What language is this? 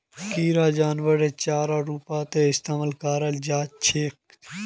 Magahi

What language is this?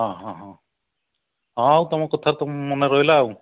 Odia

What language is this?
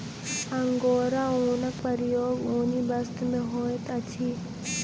Maithili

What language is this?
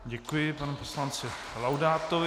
Czech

